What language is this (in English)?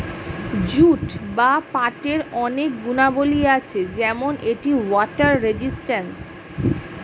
Bangla